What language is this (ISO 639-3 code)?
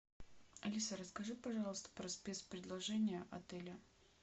rus